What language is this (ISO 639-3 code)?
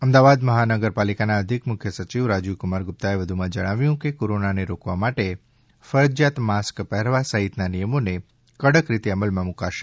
guj